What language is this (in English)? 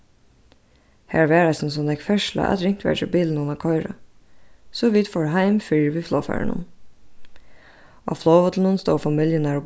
Faroese